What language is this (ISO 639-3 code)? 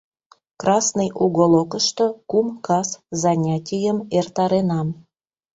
chm